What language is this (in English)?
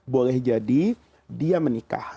Indonesian